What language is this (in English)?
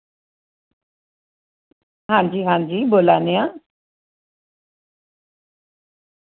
Dogri